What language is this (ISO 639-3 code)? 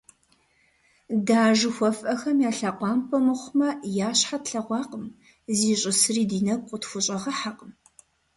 kbd